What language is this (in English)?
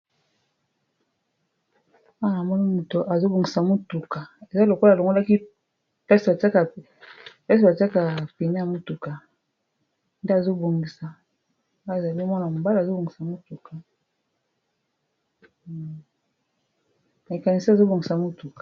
Lingala